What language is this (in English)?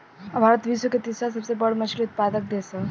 Bhojpuri